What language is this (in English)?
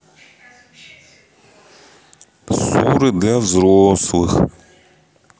Russian